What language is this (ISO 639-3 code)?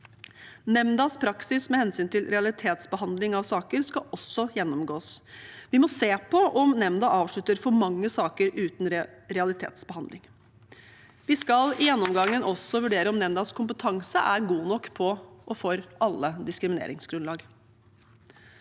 nor